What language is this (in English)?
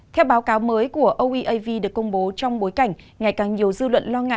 Vietnamese